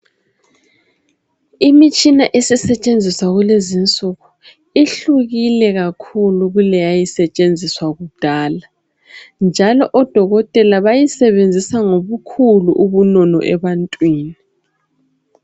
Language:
North Ndebele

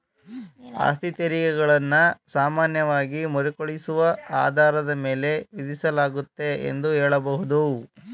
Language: Kannada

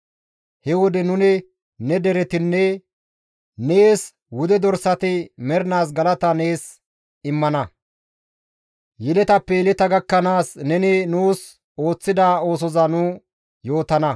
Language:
Gamo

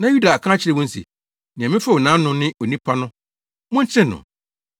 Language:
Akan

